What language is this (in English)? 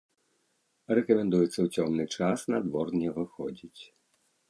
Belarusian